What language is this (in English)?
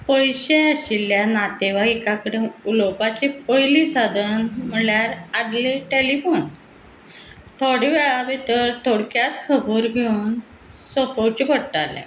Konkani